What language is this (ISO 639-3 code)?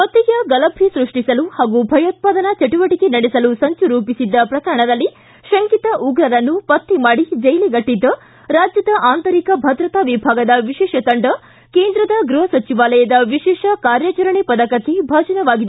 kan